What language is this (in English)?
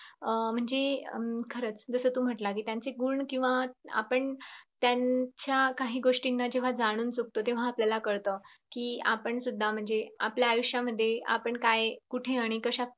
Marathi